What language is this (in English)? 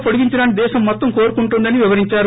Telugu